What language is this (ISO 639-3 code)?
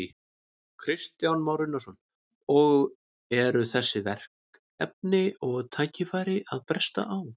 isl